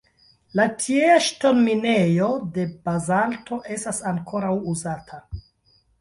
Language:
Esperanto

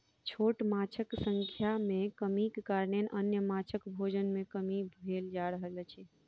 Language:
Maithili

